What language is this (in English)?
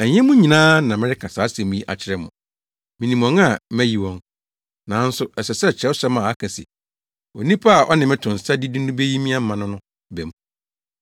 Akan